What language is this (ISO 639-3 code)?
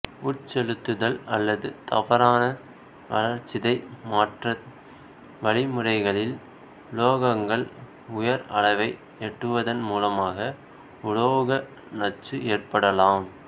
tam